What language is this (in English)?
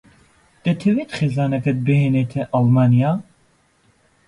Central Kurdish